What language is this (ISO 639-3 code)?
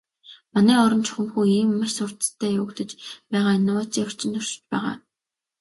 mon